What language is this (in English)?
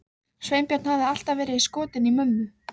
Icelandic